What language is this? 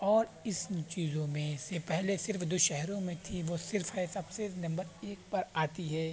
Urdu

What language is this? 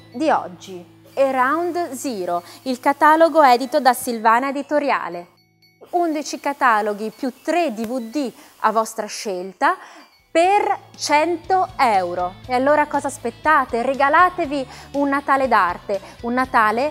Italian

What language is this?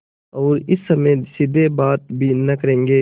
Hindi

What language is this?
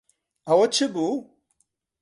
Central Kurdish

